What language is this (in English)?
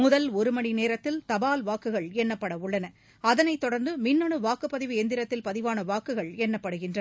Tamil